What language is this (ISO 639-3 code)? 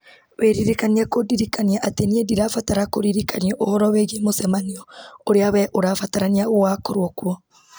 kik